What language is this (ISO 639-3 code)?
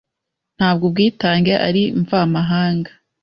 kin